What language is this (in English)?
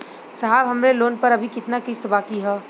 Bhojpuri